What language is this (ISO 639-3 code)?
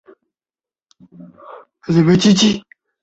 zho